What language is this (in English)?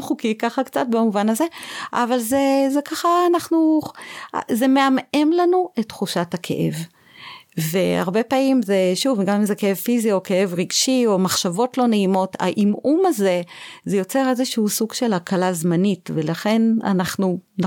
Hebrew